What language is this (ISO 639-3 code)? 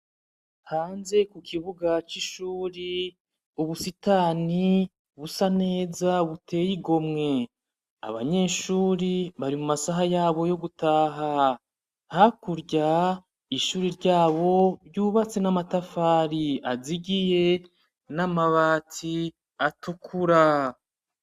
run